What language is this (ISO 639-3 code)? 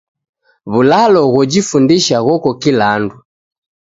dav